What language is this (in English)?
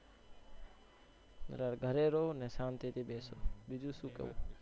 Gujarati